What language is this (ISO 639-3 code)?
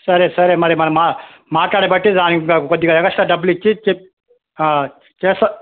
tel